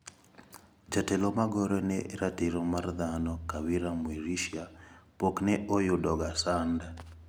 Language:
Luo (Kenya and Tanzania)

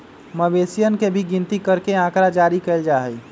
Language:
Magahi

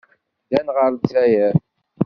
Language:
Kabyle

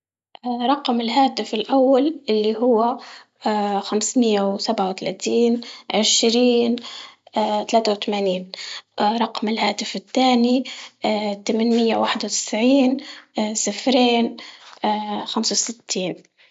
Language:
Libyan Arabic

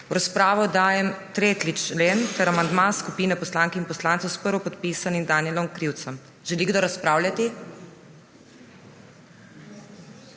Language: Slovenian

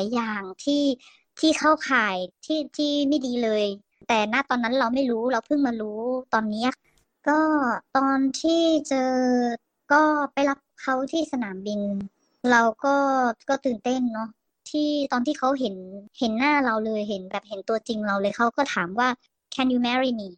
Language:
Thai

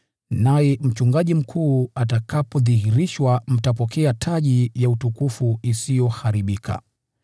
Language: Swahili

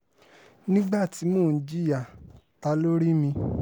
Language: Yoruba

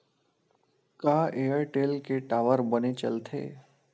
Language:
Chhattisgarhi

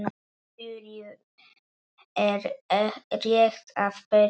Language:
Icelandic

